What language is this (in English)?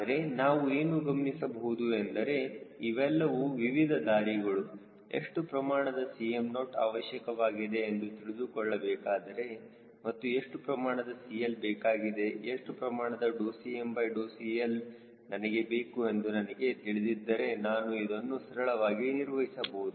Kannada